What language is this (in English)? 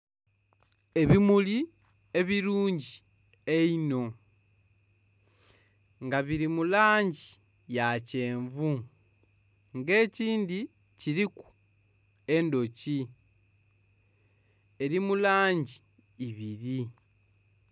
Soga